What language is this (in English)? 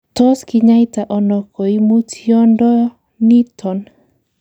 Kalenjin